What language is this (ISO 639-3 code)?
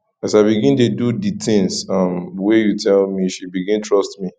pcm